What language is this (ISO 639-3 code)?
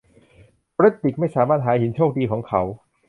tha